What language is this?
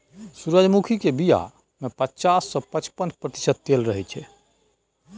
Maithili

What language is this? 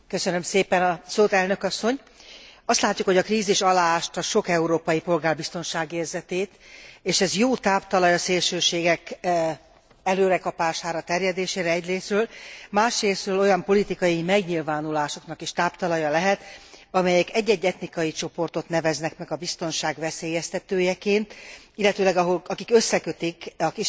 Hungarian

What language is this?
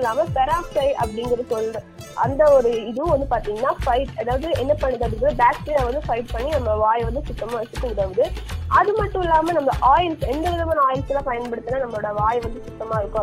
Tamil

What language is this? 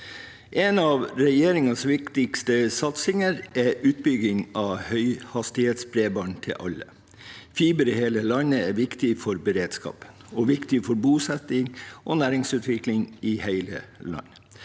Norwegian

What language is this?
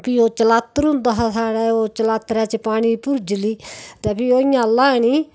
Dogri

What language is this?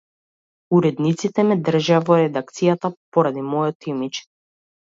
Macedonian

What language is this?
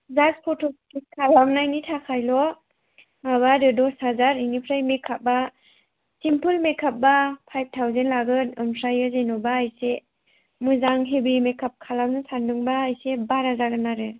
Bodo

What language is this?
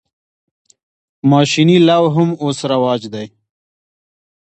Pashto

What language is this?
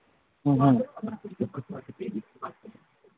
Manipuri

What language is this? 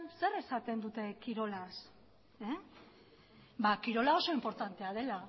Basque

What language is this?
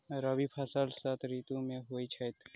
Maithili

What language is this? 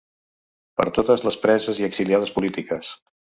Catalan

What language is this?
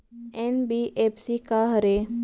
Chhattisgarhi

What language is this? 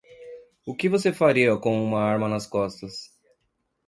Portuguese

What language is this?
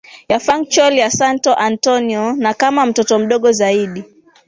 Swahili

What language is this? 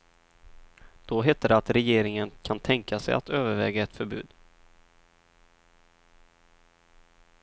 Swedish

